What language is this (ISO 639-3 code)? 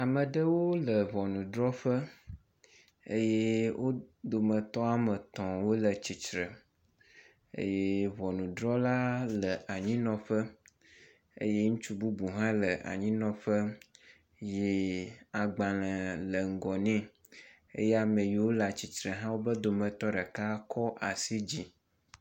ewe